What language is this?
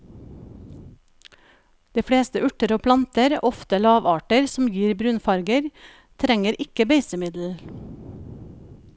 Norwegian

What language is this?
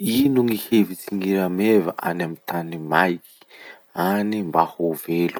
Masikoro Malagasy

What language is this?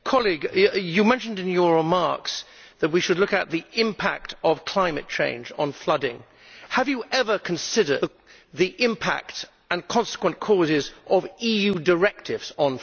English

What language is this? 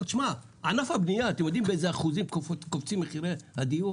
Hebrew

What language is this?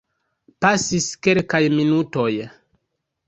Esperanto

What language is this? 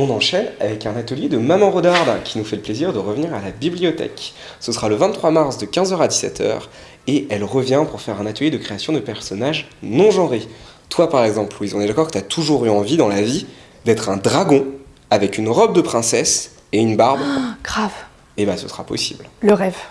French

